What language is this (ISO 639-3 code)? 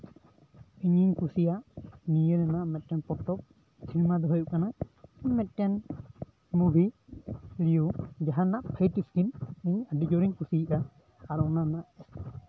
sat